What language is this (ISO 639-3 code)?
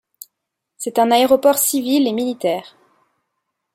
fra